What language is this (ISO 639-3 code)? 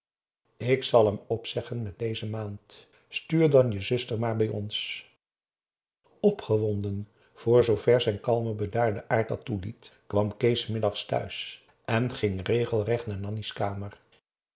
nld